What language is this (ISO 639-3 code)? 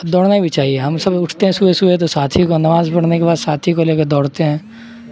urd